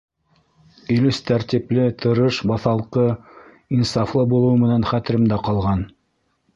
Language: Bashkir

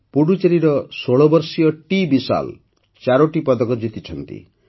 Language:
Odia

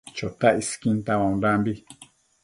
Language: Matsés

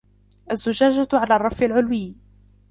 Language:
Arabic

